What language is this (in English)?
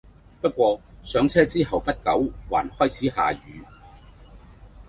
Cantonese